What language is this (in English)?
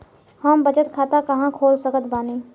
Bhojpuri